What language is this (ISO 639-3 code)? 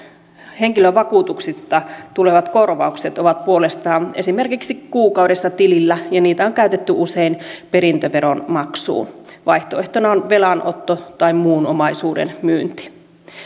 fin